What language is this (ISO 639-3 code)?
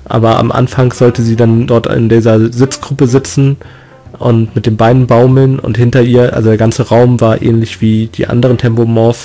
deu